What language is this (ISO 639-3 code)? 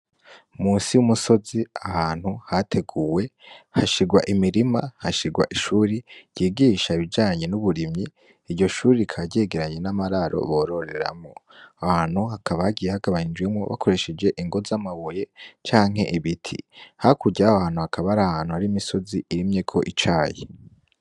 run